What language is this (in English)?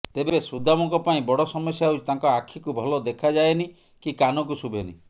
Odia